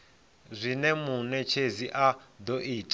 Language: Venda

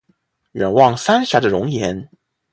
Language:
Chinese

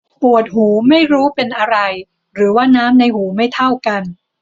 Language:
Thai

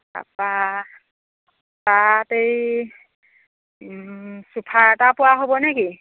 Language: Assamese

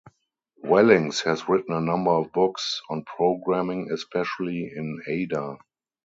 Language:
English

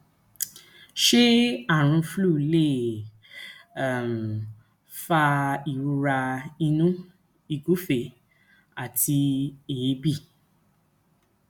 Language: Yoruba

